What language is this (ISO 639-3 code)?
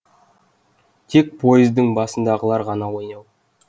kaz